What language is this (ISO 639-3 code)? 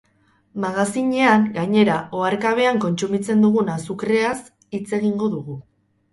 eus